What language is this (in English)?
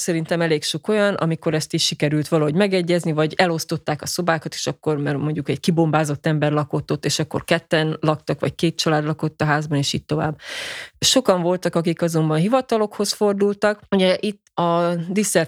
Hungarian